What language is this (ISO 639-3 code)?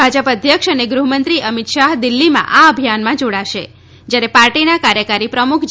guj